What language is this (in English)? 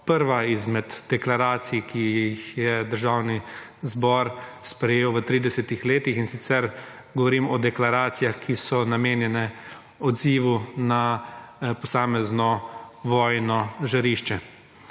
Slovenian